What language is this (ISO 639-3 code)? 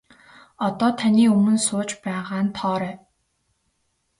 mon